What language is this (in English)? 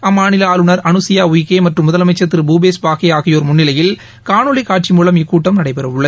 Tamil